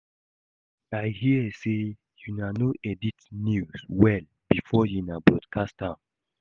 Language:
Nigerian Pidgin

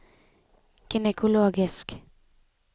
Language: Norwegian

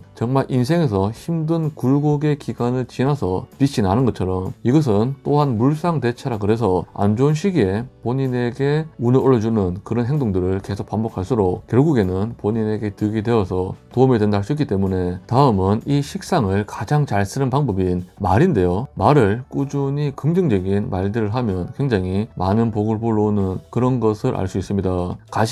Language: Korean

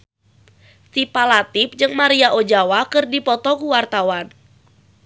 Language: Sundanese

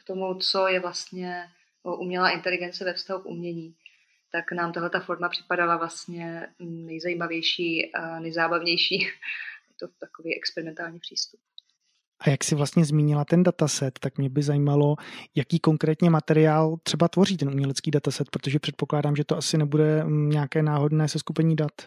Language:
Czech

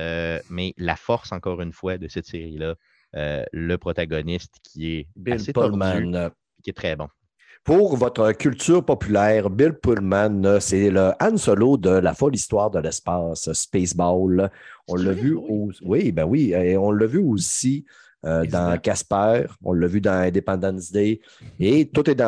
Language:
French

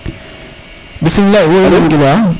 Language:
Serer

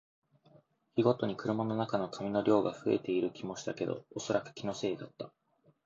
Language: Japanese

